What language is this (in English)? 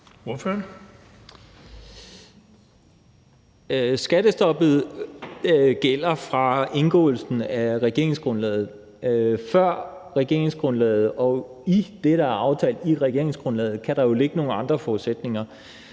Danish